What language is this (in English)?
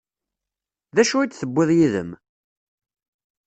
Kabyle